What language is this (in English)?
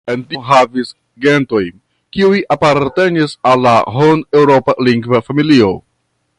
Esperanto